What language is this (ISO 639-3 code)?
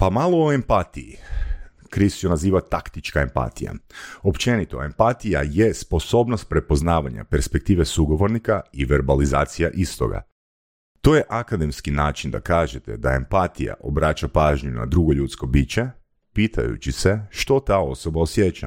hrv